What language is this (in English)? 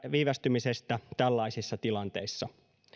Finnish